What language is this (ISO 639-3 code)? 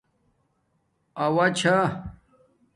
dmk